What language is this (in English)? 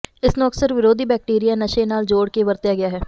Punjabi